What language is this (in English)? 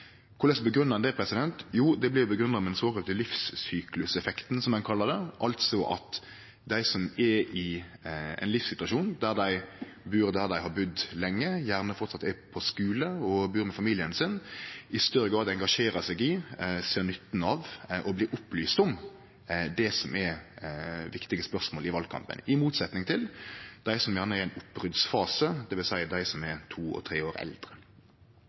Norwegian Nynorsk